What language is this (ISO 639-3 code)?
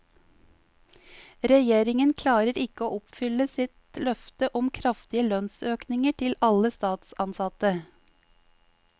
nor